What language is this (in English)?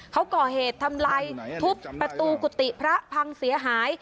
Thai